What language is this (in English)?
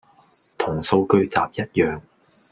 Cantonese